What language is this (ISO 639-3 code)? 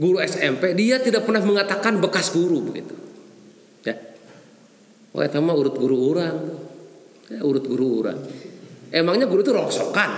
ind